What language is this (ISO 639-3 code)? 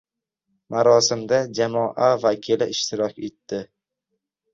uzb